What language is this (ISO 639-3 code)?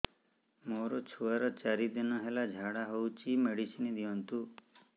ori